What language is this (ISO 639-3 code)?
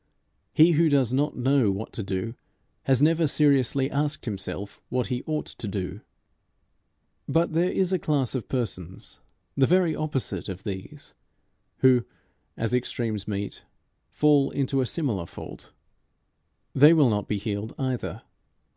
eng